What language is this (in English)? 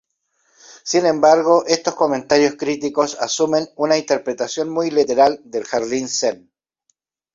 Spanish